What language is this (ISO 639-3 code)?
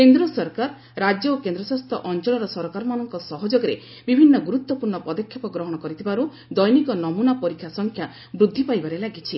ori